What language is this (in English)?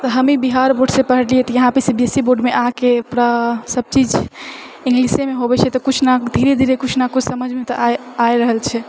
Maithili